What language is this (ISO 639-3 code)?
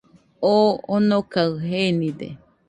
hux